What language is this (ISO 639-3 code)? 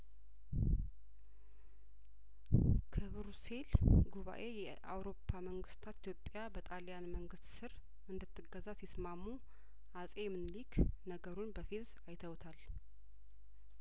amh